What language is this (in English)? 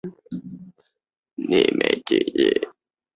Chinese